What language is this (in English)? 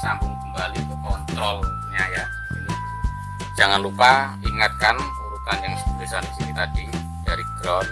Indonesian